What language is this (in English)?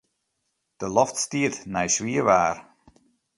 Western Frisian